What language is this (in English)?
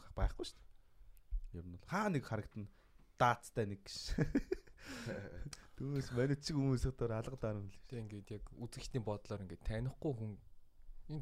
Korean